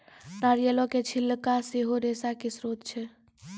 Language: Maithili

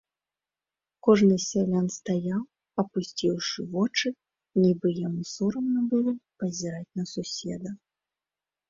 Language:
Belarusian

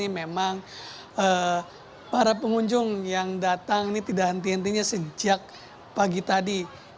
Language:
Indonesian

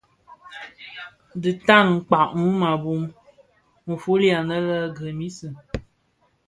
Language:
Bafia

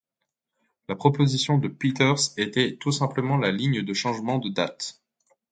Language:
French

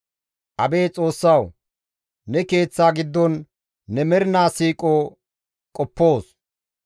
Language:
Gamo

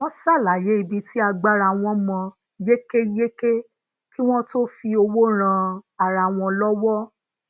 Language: Yoruba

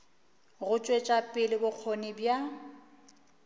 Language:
Northern Sotho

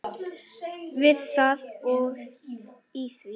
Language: Icelandic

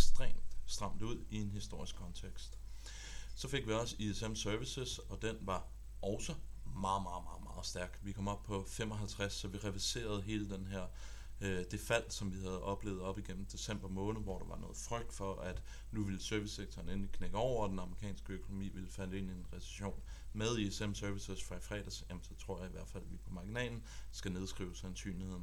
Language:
Danish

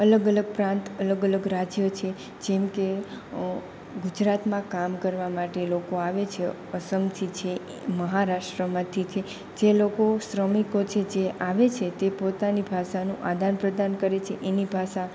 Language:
Gujarati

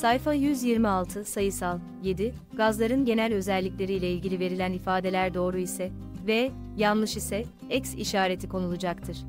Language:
Turkish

